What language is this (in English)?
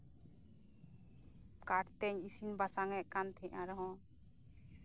Santali